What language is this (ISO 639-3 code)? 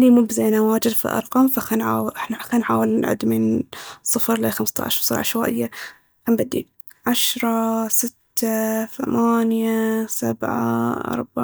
abv